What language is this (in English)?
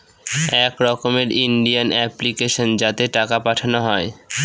Bangla